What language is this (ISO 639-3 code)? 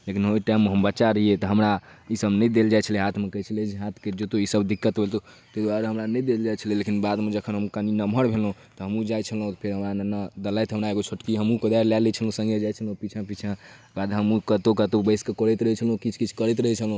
mai